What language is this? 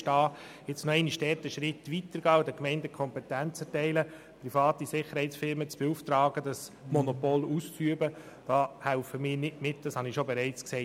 Swiss German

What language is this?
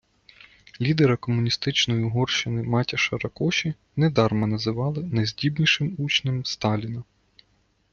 Ukrainian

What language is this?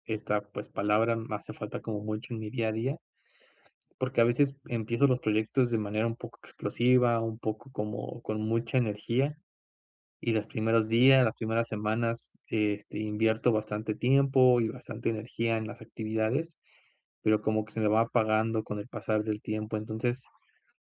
Spanish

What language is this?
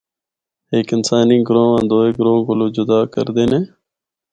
Northern Hindko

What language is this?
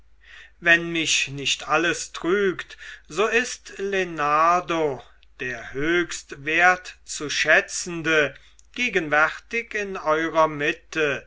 German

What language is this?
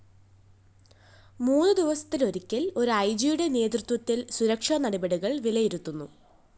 Malayalam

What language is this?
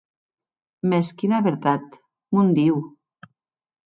Occitan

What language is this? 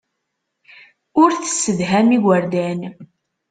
Kabyle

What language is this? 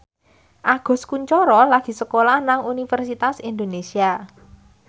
Javanese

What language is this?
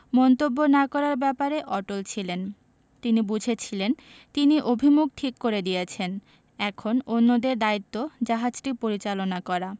Bangla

